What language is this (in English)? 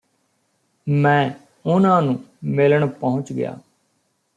Punjabi